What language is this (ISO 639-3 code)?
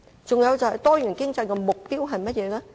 yue